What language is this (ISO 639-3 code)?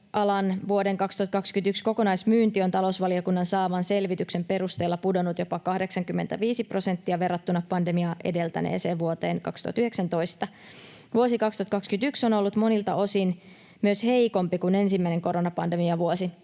fin